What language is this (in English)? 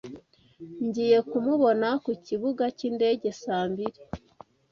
Kinyarwanda